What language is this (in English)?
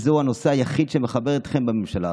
Hebrew